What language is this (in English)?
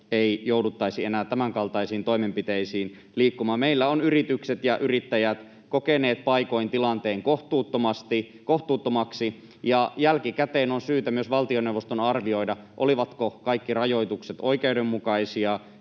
Finnish